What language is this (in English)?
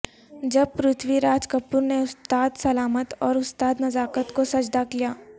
Urdu